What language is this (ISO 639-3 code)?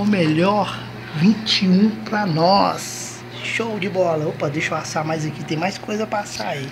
por